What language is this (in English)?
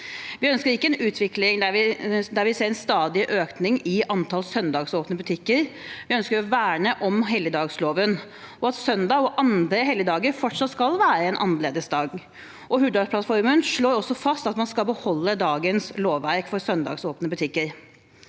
Norwegian